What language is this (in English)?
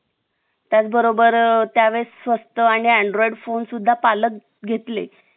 Marathi